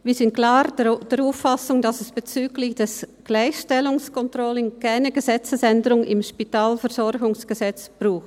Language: Swiss German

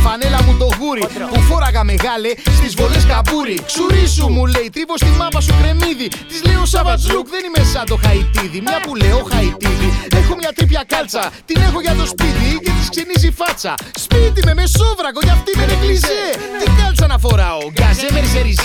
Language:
Greek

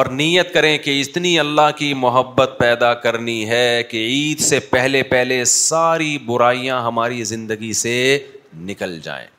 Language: Urdu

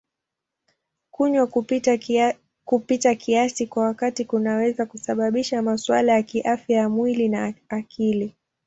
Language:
Swahili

